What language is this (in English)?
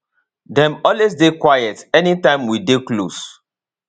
Nigerian Pidgin